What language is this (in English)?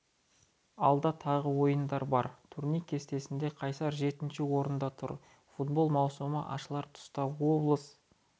Kazakh